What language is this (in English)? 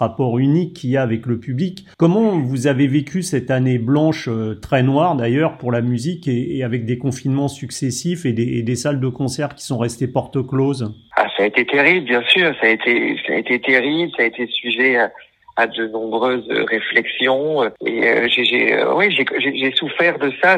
French